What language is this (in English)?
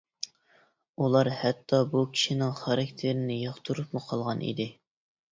Uyghur